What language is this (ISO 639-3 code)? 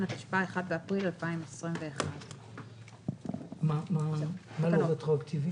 heb